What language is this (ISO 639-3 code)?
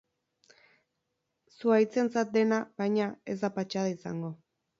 eus